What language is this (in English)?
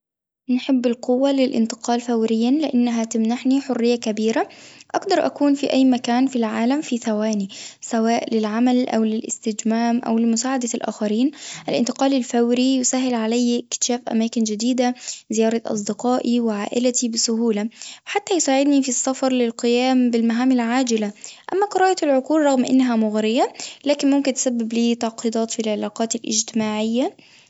Tunisian Arabic